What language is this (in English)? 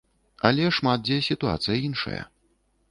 Belarusian